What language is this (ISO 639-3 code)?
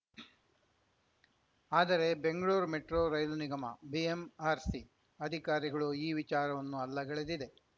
kan